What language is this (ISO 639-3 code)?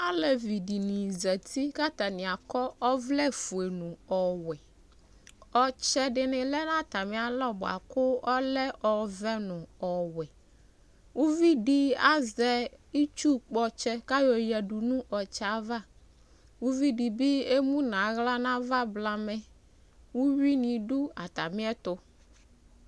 kpo